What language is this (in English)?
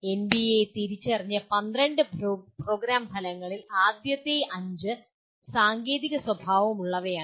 Malayalam